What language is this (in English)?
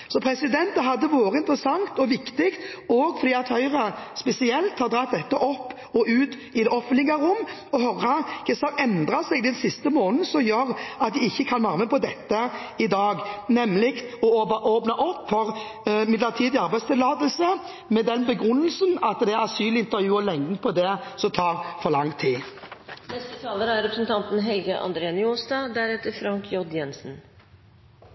Norwegian